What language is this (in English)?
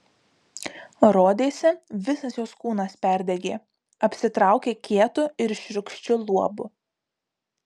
Lithuanian